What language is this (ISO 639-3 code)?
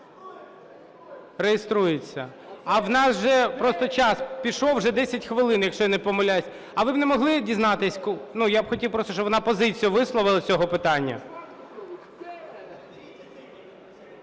ukr